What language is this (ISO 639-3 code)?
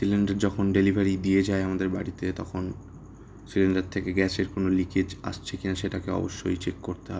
ben